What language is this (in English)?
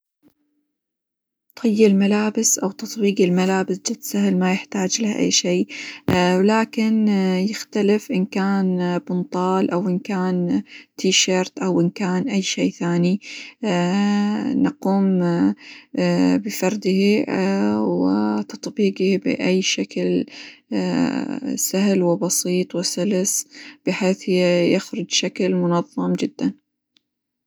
Hijazi Arabic